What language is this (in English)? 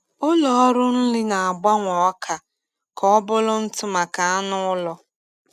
Igbo